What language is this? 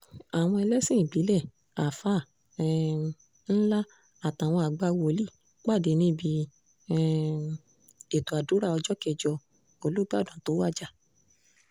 Yoruba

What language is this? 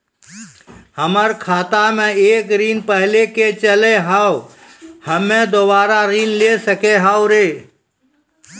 Maithili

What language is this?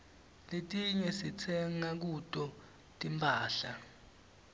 Swati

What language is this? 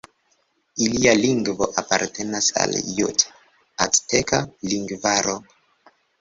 Esperanto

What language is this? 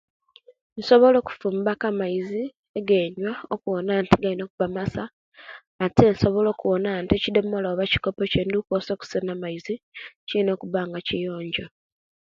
Kenyi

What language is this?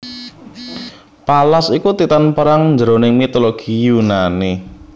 Javanese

